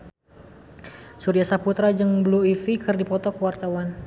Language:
Sundanese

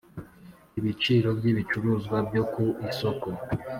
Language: Kinyarwanda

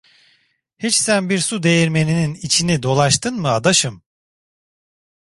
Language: Turkish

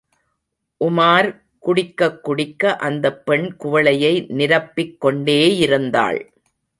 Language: Tamil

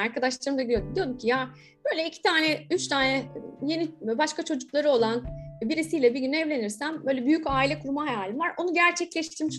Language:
Turkish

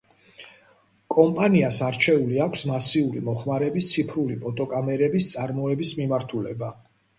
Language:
Georgian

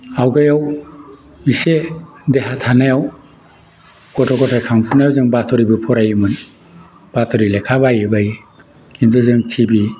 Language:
Bodo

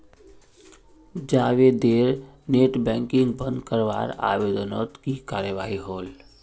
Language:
Magahi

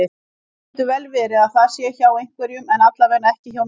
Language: Icelandic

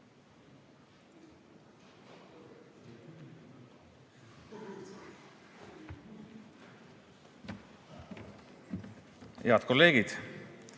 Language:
Estonian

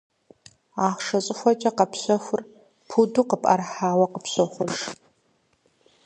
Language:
Kabardian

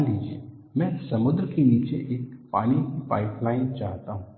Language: Hindi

